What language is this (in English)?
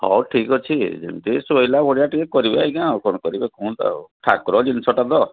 Odia